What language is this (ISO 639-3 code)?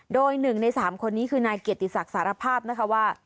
tha